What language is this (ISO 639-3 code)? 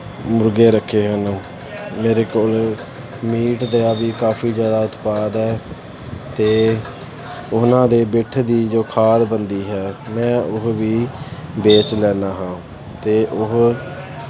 pan